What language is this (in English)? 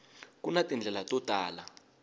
Tsonga